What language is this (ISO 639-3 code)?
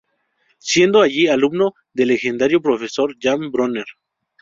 spa